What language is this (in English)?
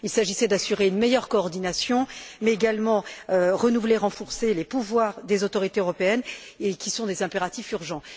French